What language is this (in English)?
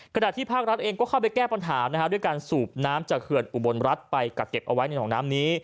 Thai